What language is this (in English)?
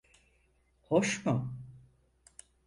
Turkish